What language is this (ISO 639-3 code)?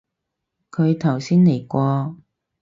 yue